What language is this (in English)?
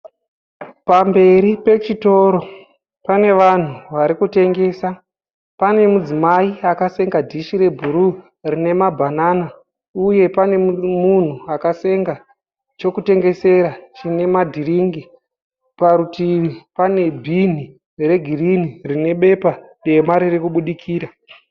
Shona